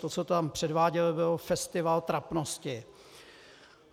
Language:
Czech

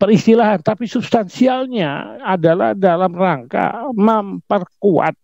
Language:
Indonesian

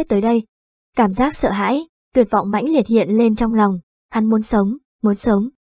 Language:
Vietnamese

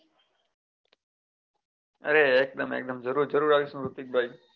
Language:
Gujarati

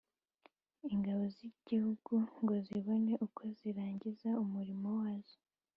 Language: Kinyarwanda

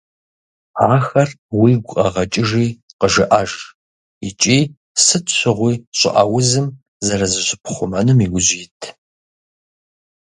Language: Kabardian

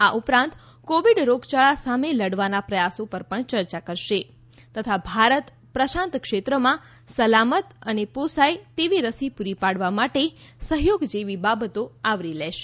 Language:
Gujarati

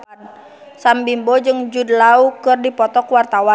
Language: Sundanese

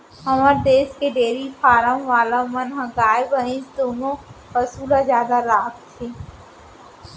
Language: Chhattisgarhi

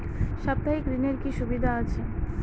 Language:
Bangla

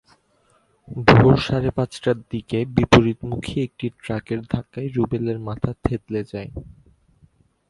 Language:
Bangla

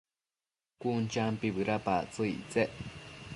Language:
Matsés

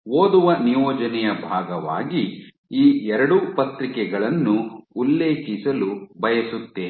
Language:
Kannada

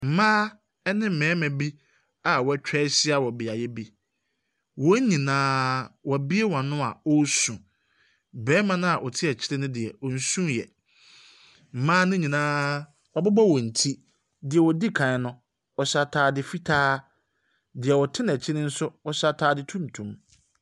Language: Akan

